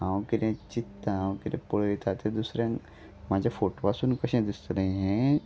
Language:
Konkani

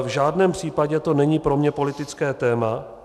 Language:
Czech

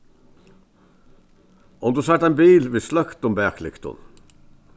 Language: Faroese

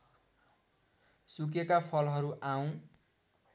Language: Nepali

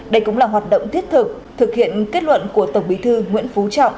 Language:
Vietnamese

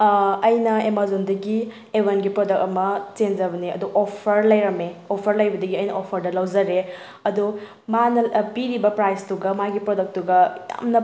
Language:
Manipuri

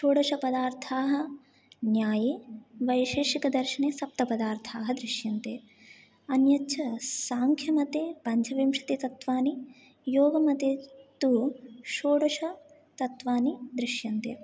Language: Sanskrit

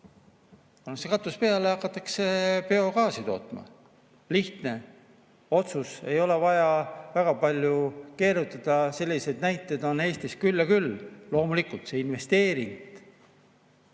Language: Estonian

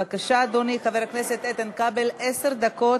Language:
Hebrew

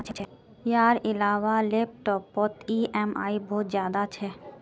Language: Magahi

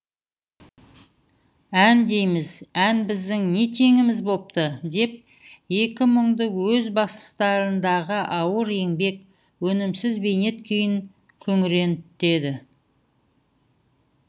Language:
Kazakh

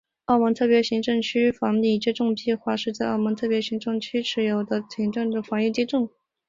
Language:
Chinese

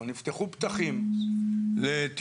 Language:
Hebrew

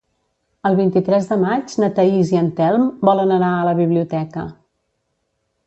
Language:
Catalan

